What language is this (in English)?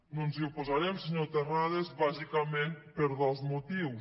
Catalan